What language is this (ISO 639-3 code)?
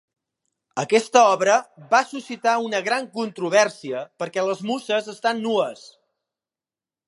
cat